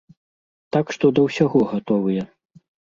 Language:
Belarusian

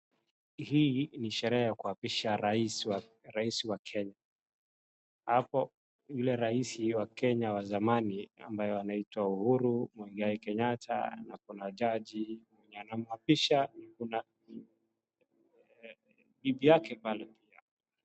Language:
Swahili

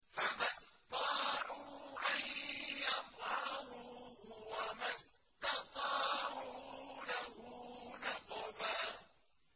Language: Arabic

